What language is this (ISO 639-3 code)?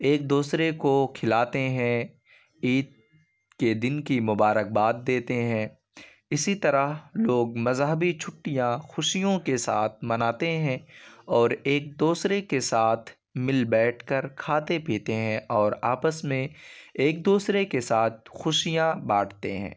urd